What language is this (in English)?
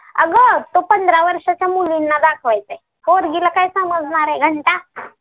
Marathi